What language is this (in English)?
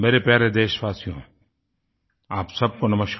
Hindi